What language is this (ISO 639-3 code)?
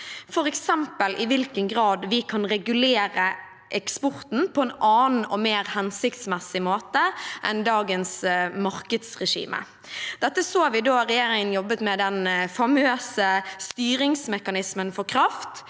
nor